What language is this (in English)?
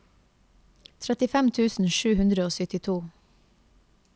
Norwegian